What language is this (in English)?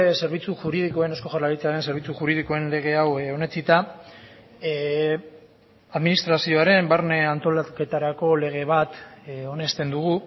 Basque